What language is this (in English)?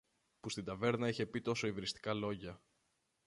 Greek